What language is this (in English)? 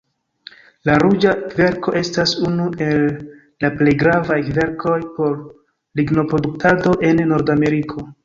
Esperanto